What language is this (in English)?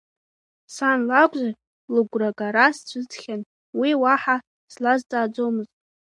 Abkhazian